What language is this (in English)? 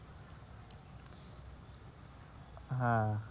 Bangla